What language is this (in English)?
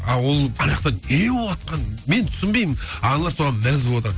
Kazakh